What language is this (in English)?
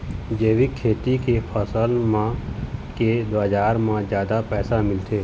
Chhattisgarhi